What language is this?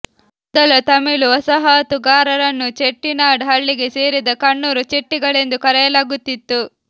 Kannada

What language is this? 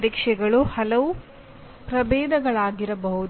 Kannada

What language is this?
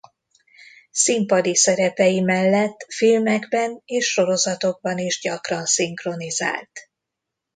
Hungarian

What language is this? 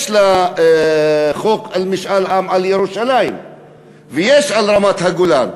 Hebrew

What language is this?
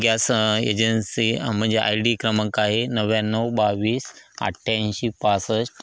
Marathi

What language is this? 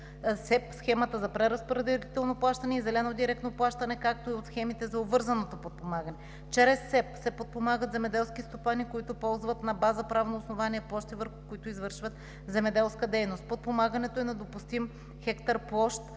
Bulgarian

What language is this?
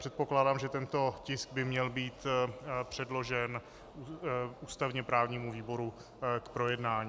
Czech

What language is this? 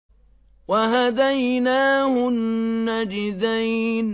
Arabic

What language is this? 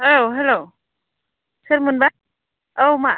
Bodo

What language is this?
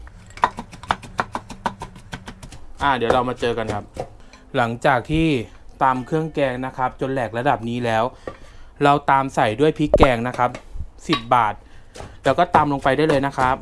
Thai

